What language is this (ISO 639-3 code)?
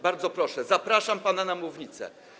pol